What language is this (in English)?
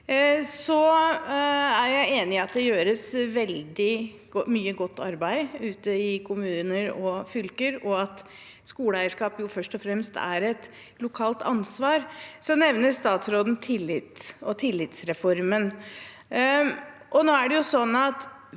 Norwegian